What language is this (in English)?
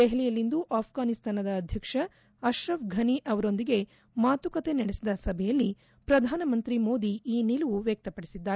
Kannada